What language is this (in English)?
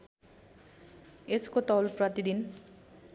Nepali